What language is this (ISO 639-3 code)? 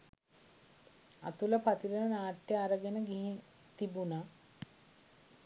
sin